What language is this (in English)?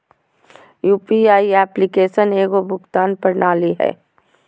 Magahi